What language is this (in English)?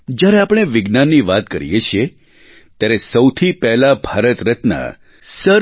Gujarati